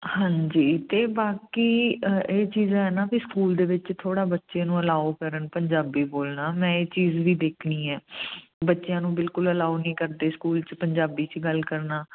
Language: Punjabi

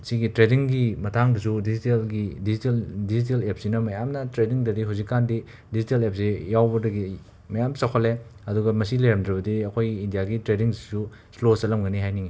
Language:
Manipuri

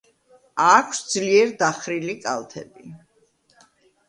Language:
Georgian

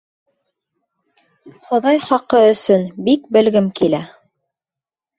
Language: Bashkir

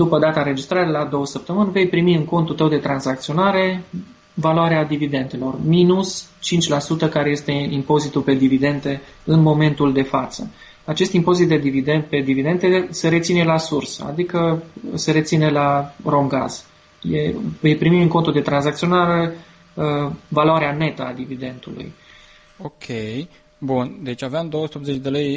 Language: Romanian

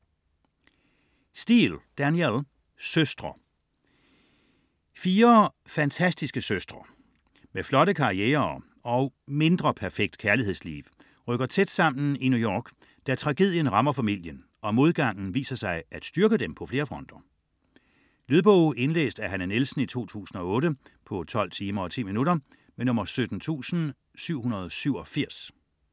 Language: Danish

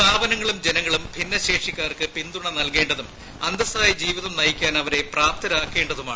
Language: Malayalam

